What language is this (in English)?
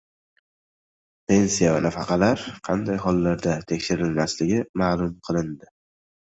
Uzbek